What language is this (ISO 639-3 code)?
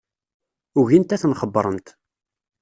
kab